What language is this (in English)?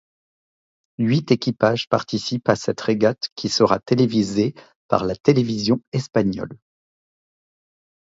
French